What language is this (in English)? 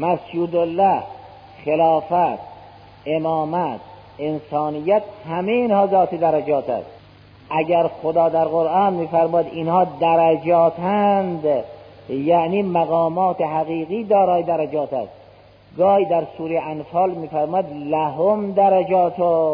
Persian